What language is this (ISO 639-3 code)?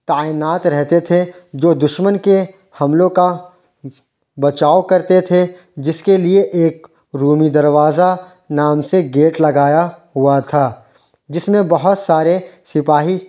urd